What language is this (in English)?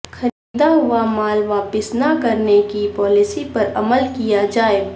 Urdu